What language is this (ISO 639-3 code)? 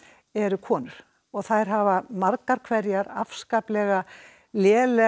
isl